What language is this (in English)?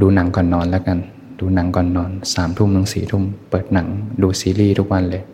Thai